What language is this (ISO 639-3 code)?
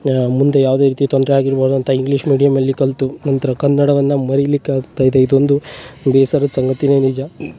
kan